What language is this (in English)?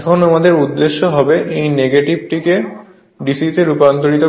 Bangla